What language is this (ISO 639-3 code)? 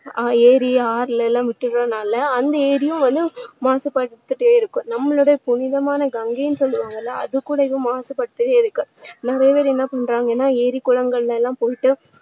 tam